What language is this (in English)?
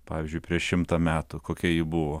Lithuanian